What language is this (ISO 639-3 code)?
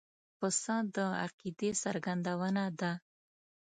pus